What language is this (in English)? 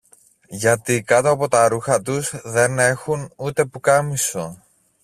Greek